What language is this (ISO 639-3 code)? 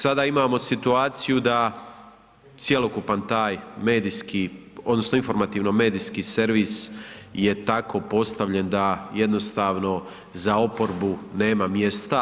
hrv